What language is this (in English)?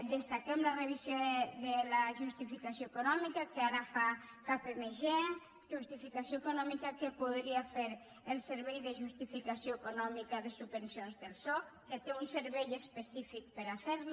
Catalan